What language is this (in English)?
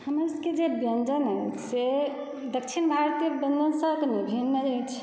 Maithili